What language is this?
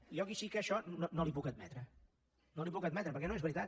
Catalan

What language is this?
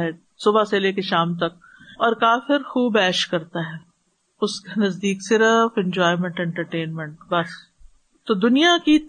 Urdu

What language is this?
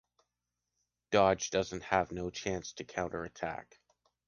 English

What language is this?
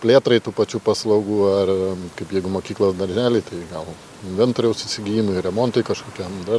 Lithuanian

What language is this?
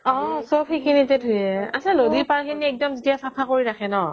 Assamese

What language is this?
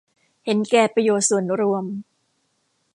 Thai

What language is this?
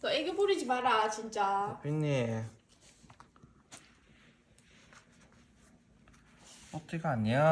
Korean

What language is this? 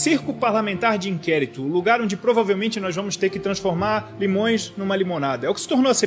Portuguese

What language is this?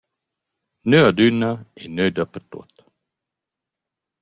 Romansh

